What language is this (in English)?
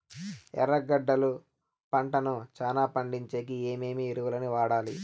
Telugu